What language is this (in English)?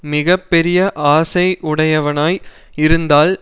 Tamil